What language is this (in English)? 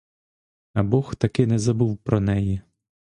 Ukrainian